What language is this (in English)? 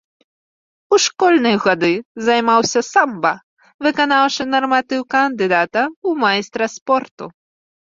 Belarusian